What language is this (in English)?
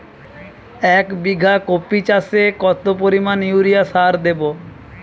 Bangla